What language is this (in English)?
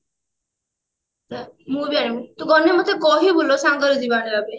Odia